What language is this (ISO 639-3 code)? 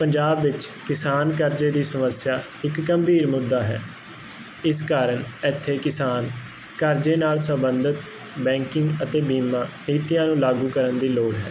pan